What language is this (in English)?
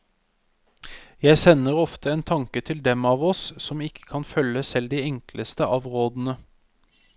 Norwegian